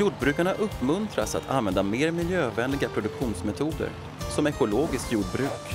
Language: Swedish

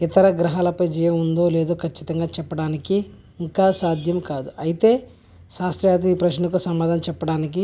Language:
Telugu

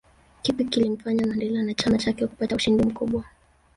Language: Swahili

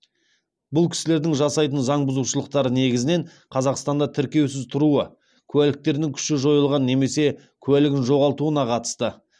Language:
Kazakh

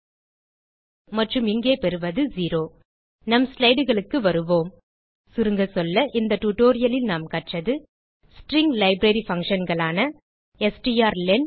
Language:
Tamil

